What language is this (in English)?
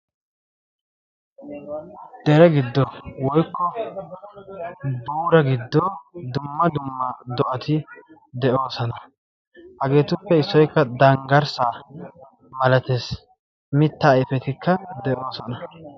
Wolaytta